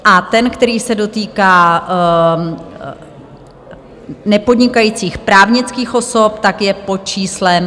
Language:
Czech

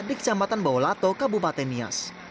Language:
Indonesian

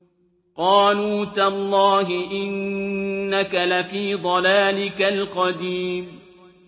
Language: Arabic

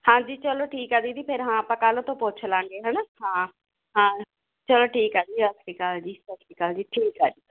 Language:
Punjabi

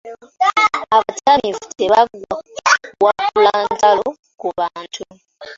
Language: Ganda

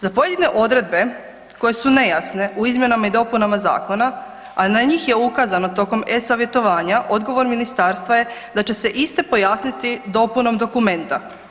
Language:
Croatian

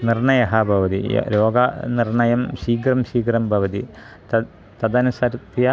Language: Sanskrit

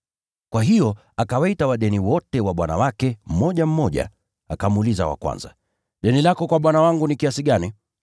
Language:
Swahili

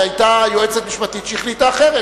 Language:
Hebrew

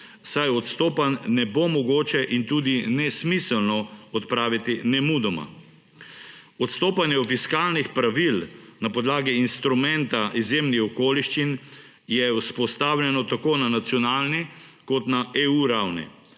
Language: Slovenian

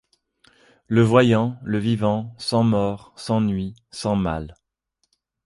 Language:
French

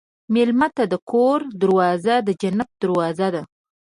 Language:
Pashto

